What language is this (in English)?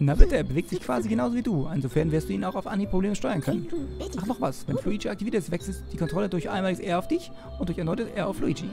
German